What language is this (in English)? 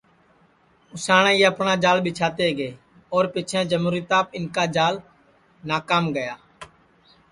Sansi